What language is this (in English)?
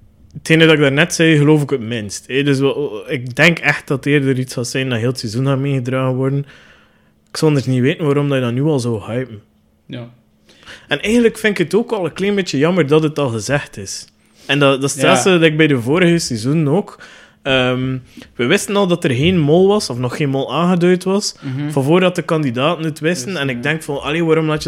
Dutch